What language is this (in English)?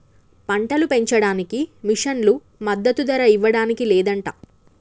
Telugu